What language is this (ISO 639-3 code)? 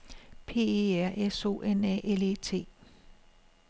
dan